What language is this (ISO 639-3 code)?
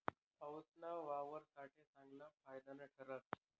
mar